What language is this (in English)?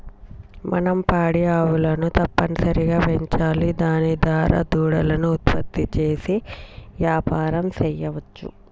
Telugu